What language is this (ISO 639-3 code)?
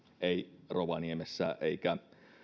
fin